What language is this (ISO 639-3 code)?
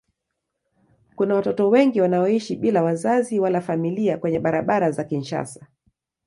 swa